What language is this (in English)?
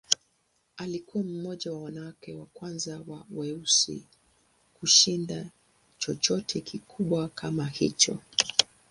Swahili